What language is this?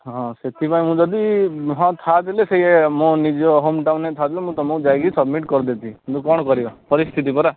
Odia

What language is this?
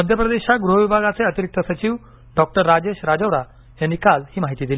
Marathi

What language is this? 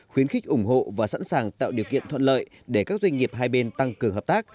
Vietnamese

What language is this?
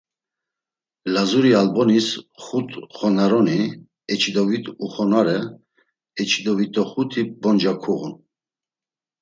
Laz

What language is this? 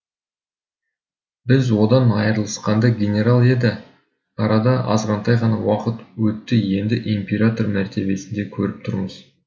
Kazakh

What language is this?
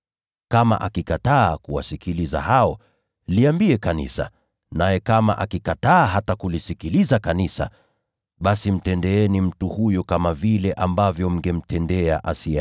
Swahili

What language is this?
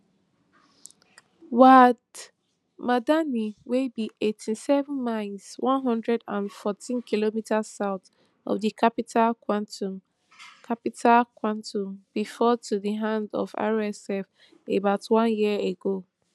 Nigerian Pidgin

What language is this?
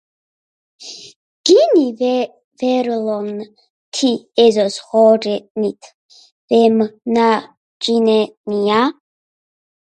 Georgian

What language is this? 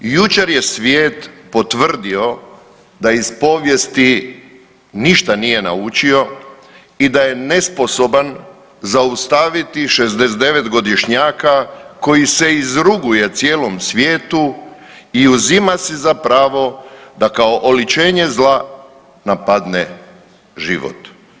Croatian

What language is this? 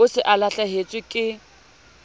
Southern Sotho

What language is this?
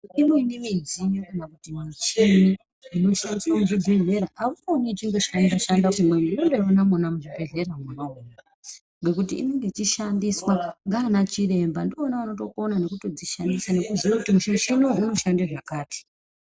Ndau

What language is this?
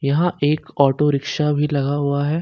Hindi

